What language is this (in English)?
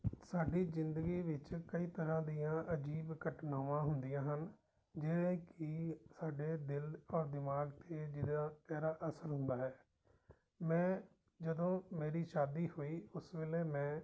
Punjabi